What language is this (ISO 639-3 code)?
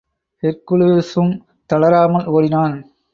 tam